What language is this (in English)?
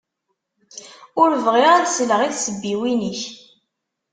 Kabyle